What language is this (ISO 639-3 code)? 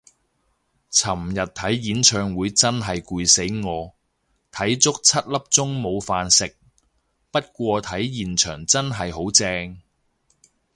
yue